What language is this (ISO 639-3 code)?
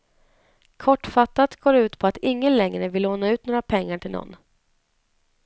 swe